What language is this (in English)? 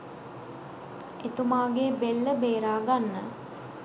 Sinhala